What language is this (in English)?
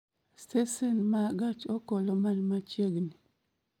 Luo (Kenya and Tanzania)